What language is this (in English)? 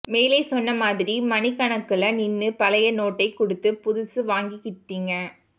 Tamil